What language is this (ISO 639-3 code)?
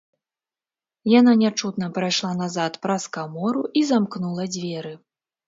bel